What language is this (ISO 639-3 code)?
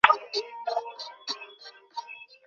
ben